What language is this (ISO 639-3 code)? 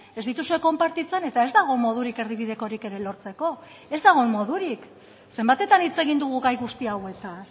eus